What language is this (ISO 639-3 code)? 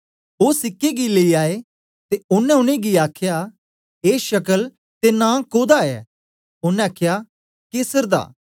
doi